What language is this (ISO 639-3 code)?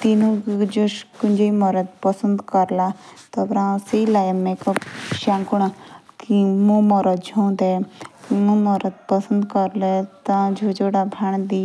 jns